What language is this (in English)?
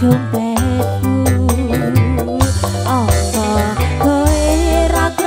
Indonesian